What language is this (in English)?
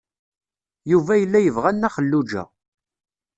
Kabyle